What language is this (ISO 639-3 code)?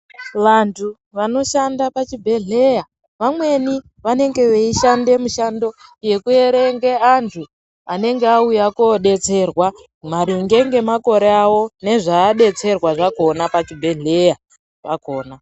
ndc